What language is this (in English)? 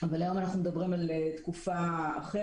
Hebrew